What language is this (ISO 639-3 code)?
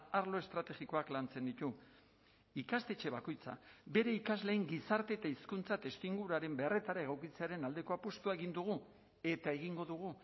eus